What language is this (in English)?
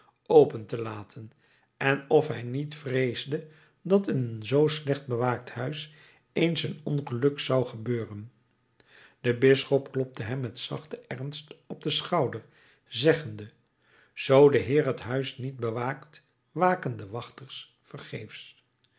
Dutch